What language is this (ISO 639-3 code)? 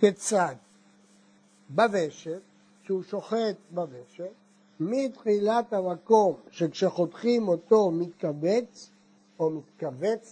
heb